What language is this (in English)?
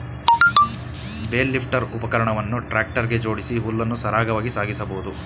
Kannada